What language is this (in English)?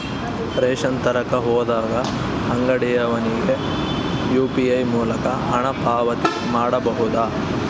Kannada